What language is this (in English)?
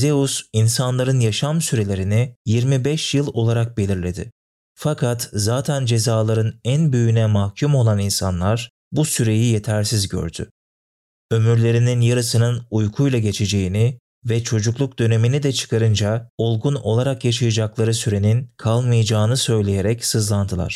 Turkish